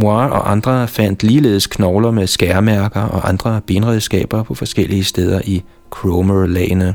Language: Danish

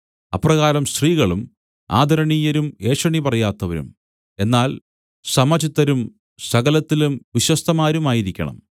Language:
Malayalam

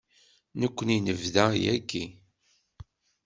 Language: Kabyle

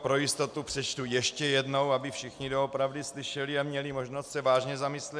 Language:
Czech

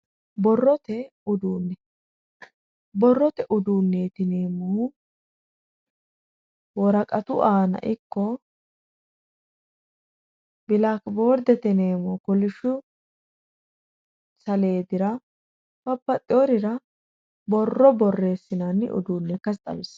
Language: Sidamo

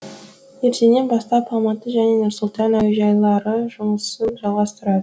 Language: Kazakh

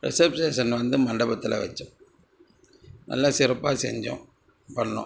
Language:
Tamil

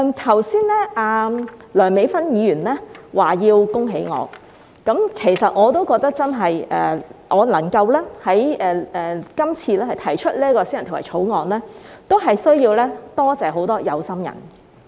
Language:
Cantonese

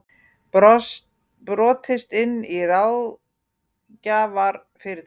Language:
Icelandic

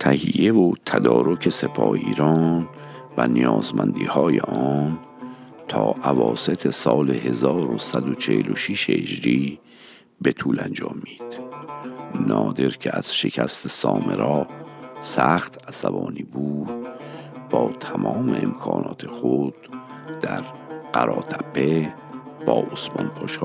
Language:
Persian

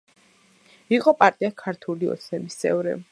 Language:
Georgian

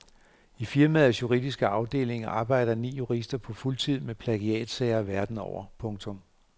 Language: Danish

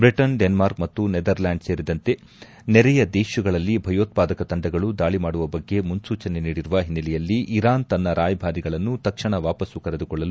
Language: Kannada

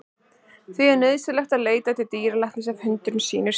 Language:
Icelandic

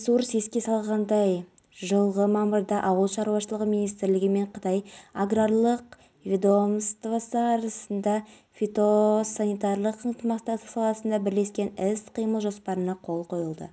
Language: Kazakh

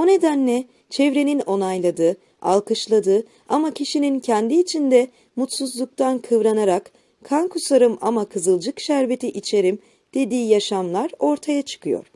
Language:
Turkish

